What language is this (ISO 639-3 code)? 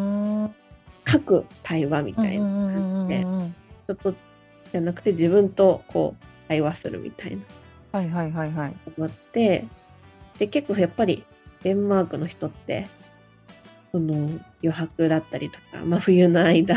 jpn